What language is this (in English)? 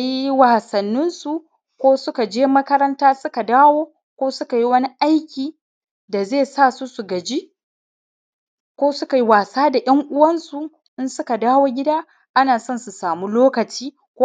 Hausa